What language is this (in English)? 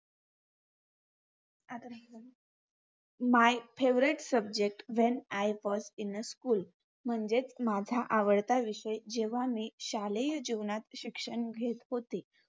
Marathi